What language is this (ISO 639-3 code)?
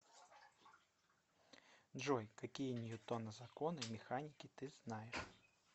rus